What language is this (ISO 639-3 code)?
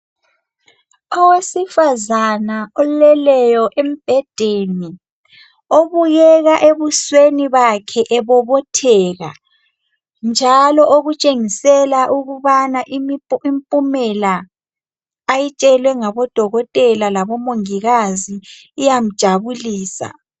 nde